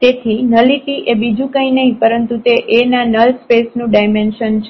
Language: Gujarati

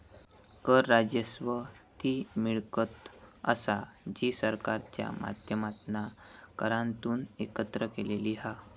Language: Marathi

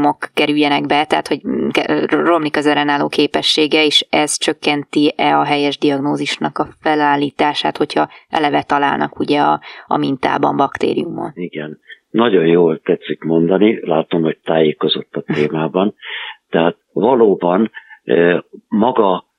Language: Hungarian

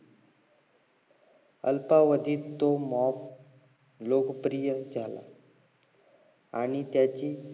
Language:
Marathi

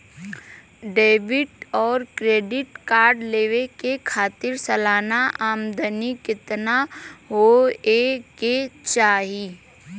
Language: Bhojpuri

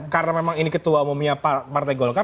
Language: Indonesian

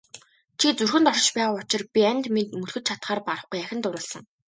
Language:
Mongolian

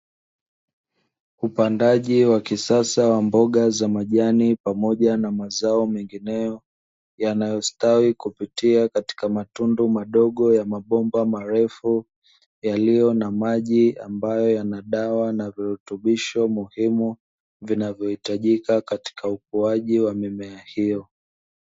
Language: Swahili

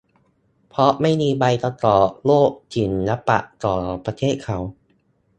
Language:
Thai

